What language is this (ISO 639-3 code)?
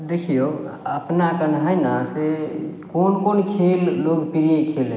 mai